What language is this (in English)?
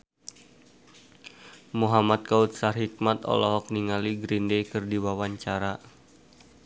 Sundanese